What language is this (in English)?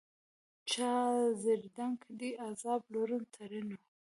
Pashto